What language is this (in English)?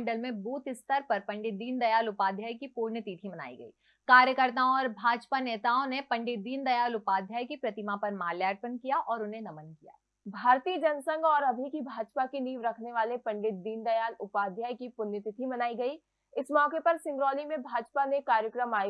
Hindi